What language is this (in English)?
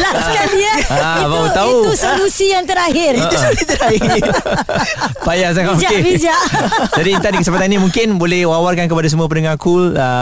Malay